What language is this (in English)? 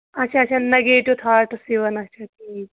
Kashmiri